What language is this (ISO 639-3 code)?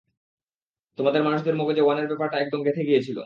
ben